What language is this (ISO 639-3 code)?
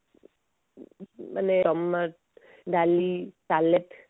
ori